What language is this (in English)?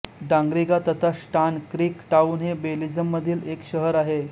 Marathi